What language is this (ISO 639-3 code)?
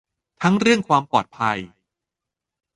tha